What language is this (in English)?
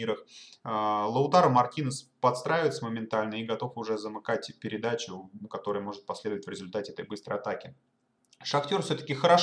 Russian